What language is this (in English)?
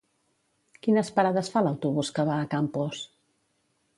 Catalan